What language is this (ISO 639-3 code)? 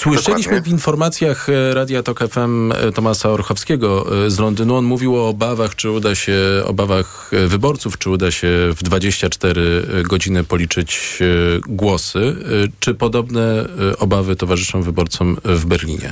pol